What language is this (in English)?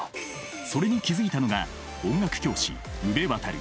Japanese